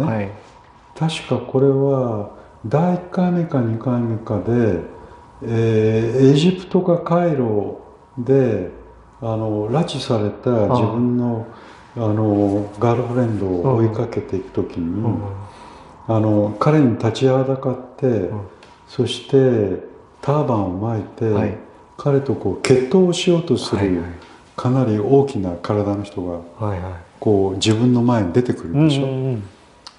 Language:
Japanese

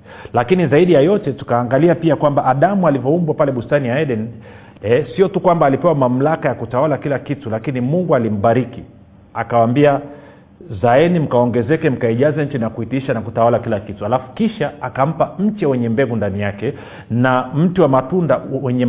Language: Swahili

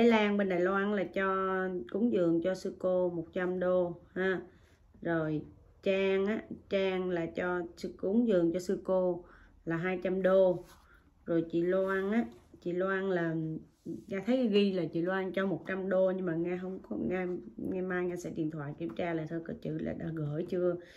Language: Vietnamese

